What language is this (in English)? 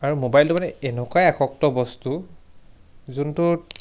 Assamese